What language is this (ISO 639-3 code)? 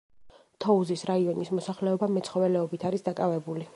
kat